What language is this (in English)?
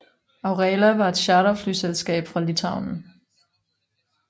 Danish